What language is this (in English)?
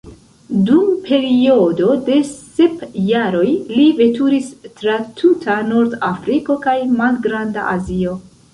Esperanto